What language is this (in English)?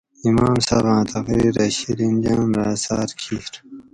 Gawri